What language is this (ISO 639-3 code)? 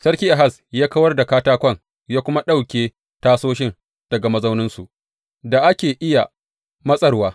hau